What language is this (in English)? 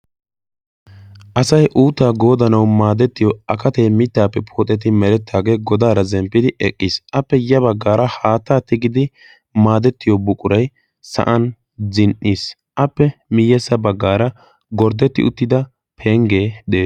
Wolaytta